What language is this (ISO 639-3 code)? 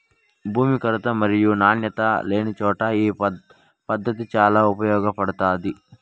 tel